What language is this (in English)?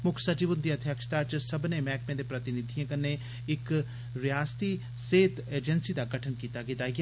Dogri